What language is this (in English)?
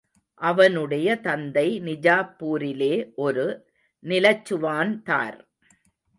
Tamil